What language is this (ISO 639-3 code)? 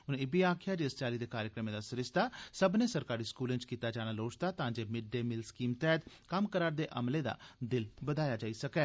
doi